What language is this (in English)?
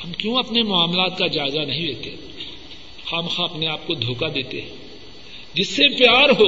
Urdu